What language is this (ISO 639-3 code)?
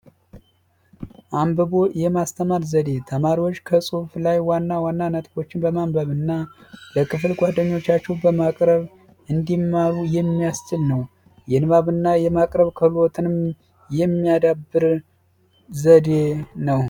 amh